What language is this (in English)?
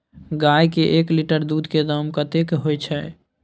Maithili